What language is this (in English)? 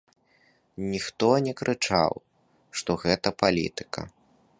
Belarusian